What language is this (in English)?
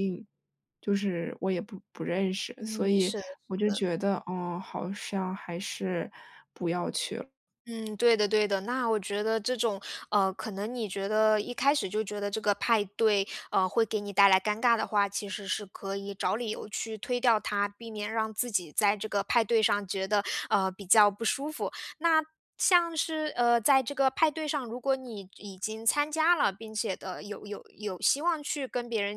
Chinese